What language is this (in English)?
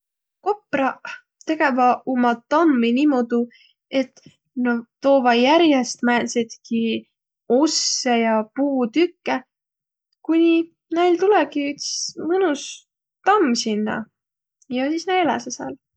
Võro